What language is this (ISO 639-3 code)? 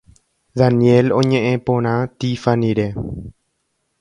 grn